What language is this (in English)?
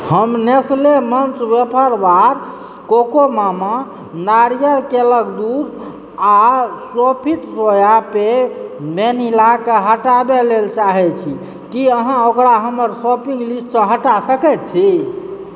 Maithili